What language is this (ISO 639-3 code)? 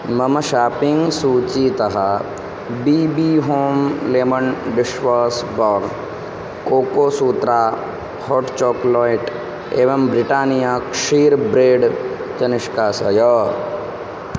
san